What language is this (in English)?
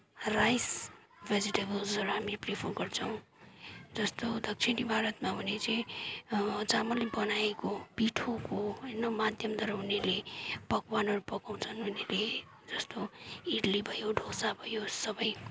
Nepali